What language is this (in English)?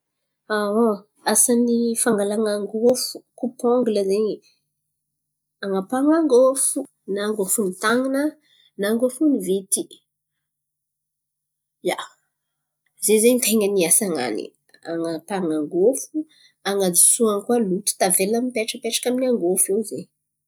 Antankarana Malagasy